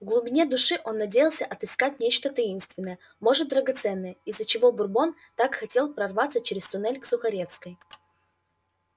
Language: Russian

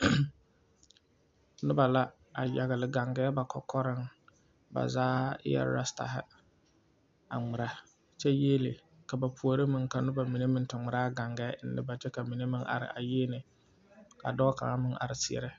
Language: Southern Dagaare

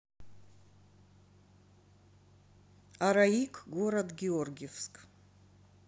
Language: Russian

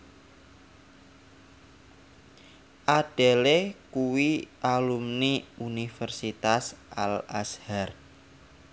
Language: Javanese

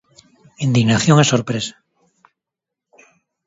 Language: Galician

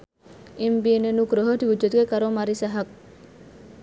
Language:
Javanese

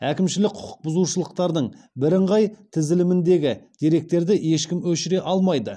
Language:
Kazakh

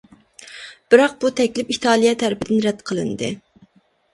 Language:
Uyghur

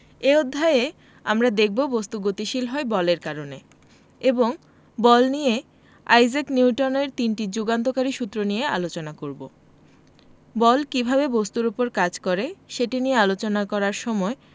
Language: Bangla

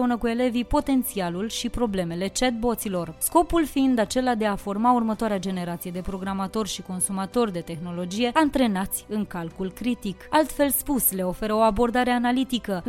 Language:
Romanian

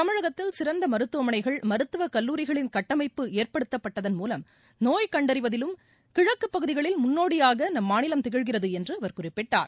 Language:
Tamil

